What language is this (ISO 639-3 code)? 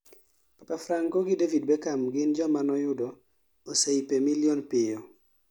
luo